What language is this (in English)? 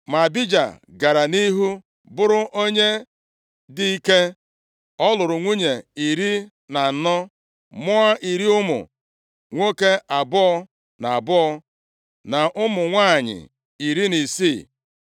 Igbo